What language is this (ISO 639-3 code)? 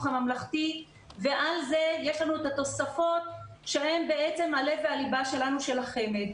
heb